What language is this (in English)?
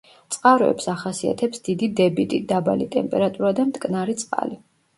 Georgian